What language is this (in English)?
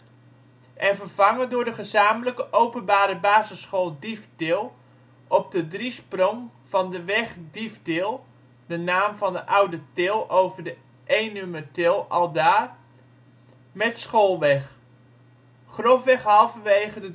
Dutch